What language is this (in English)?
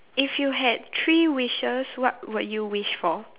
English